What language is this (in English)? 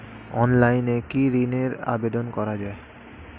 Bangla